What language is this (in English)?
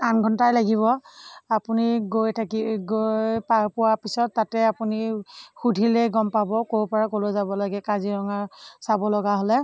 Assamese